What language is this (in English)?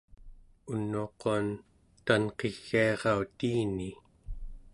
Central Yupik